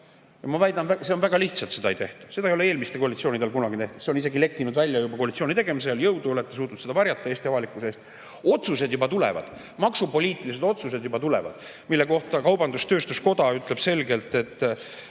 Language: Estonian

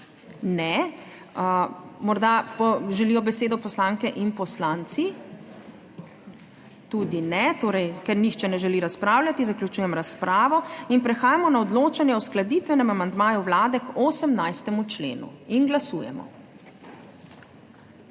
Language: Slovenian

